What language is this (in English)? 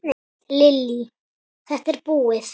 Icelandic